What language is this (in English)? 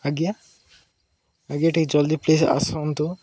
Odia